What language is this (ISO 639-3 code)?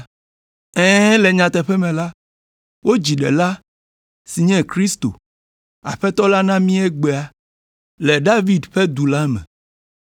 ewe